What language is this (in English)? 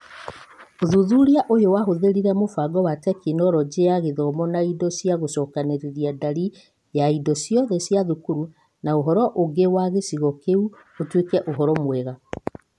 Kikuyu